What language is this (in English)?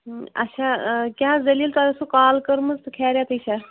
Kashmiri